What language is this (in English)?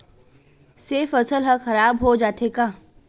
Chhattisgarhi